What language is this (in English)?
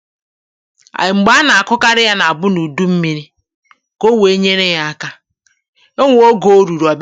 Igbo